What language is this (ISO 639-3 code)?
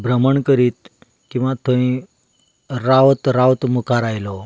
kok